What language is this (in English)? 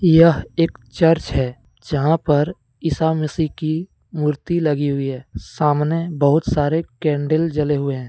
Hindi